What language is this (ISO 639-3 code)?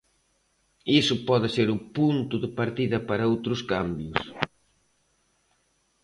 glg